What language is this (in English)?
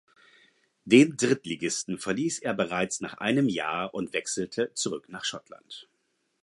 German